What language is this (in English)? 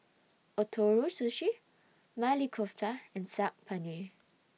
English